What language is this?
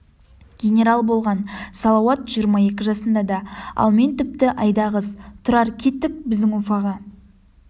Kazakh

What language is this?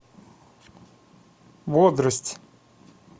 Russian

